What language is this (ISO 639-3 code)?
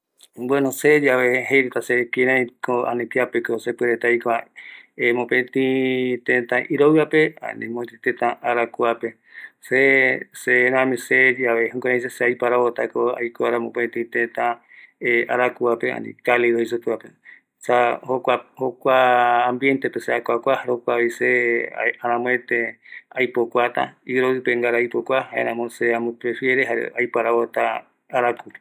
gui